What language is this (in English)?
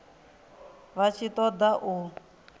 Venda